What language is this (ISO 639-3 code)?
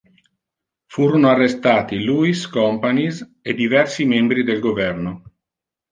ita